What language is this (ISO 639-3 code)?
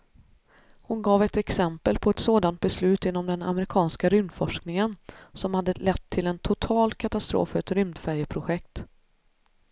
swe